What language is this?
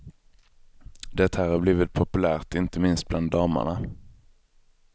Swedish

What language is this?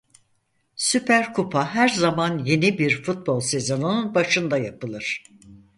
Turkish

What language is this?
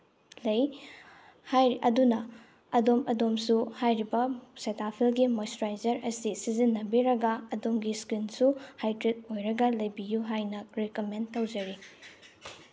Manipuri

